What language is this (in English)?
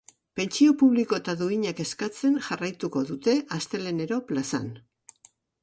Basque